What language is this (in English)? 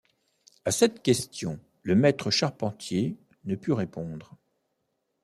French